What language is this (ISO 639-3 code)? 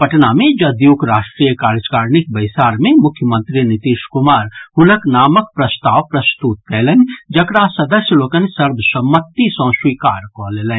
mai